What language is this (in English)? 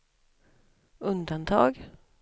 Swedish